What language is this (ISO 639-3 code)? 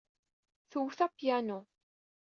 kab